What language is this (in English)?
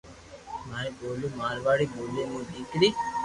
Loarki